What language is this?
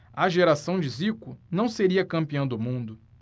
Portuguese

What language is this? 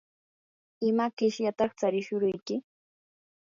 Yanahuanca Pasco Quechua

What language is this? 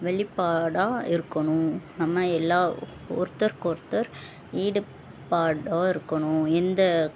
Tamil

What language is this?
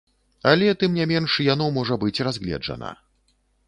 Belarusian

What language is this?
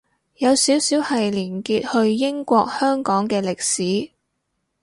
Cantonese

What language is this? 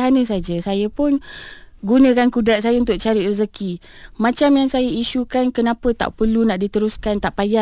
Malay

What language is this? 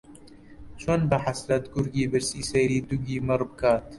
Central Kurdish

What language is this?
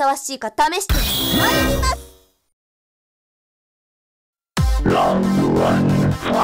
Japanese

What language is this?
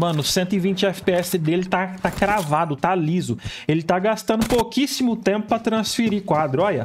Portuguese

